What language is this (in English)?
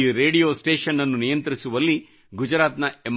Kannada